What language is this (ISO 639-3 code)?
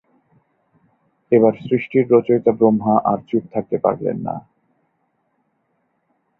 ben